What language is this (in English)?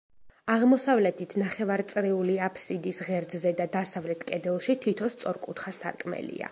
Georgian